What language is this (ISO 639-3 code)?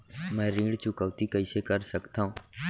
hne